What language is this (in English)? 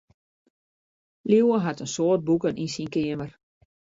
Western Frisian